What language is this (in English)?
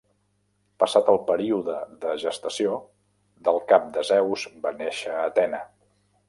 Catalan